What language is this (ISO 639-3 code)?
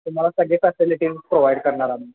mar